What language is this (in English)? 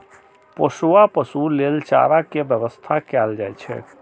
Maithili